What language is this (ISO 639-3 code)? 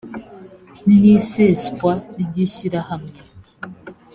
kin